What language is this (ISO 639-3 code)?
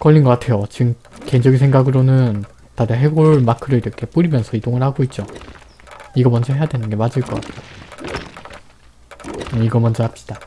kor